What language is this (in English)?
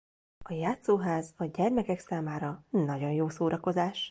Hungarian